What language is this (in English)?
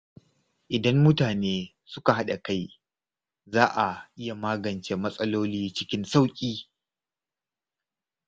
Hausa